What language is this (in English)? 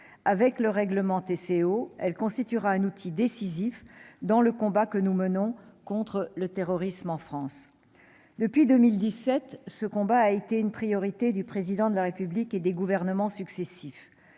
French